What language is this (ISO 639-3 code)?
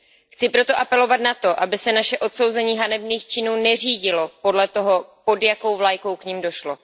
ces